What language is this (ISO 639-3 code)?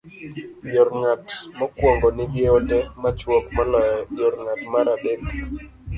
luo